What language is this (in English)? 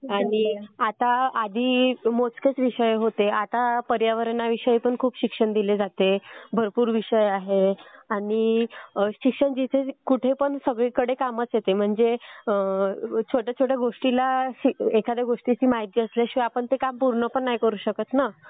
Marathi